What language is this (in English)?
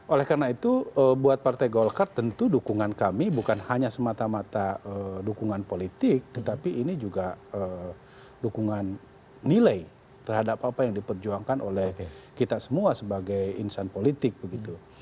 Indonesian